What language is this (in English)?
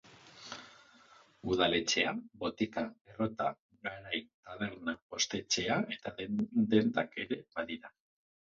Basque